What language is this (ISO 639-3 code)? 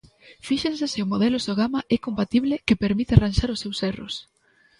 glg